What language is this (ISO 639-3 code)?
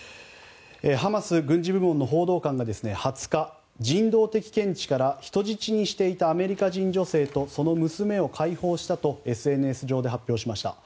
jpn